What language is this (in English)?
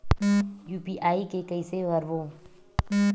Chhattisgarhi